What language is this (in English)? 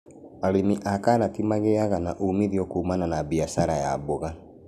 Kikuyu